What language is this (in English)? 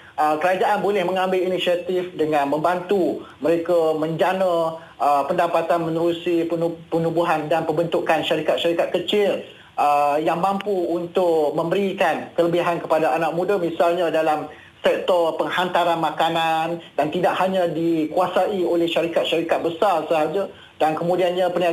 Malay